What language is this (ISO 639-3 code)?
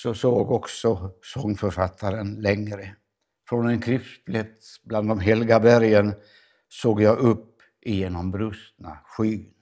swe